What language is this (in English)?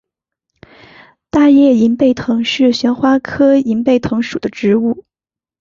Chinese